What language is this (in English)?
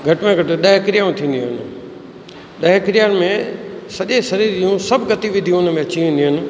Sindhi